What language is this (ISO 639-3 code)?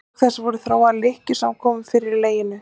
isl